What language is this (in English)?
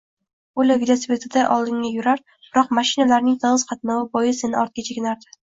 Uzbek